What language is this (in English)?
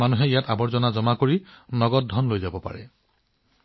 Assamese